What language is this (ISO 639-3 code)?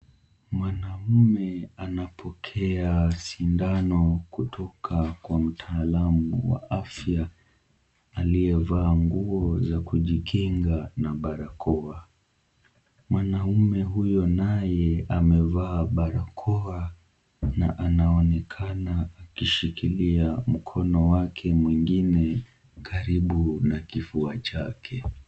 swa